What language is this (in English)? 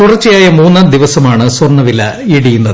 Malayalam